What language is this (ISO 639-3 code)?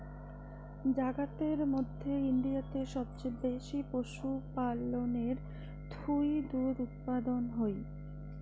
ben